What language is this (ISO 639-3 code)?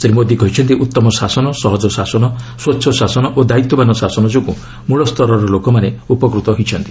ori